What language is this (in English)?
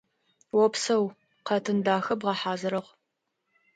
Adyghe